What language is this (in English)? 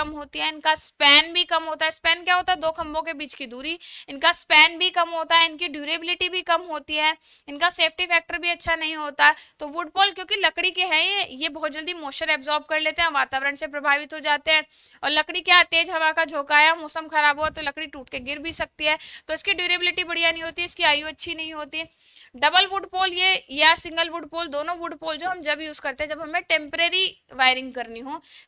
Hindi